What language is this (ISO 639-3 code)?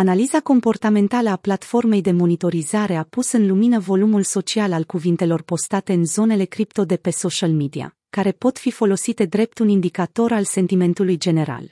ron